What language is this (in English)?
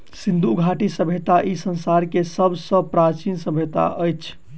Maithili